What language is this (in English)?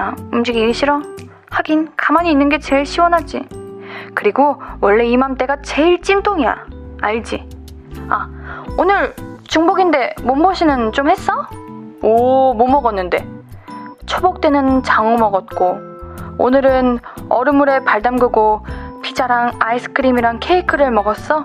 Korean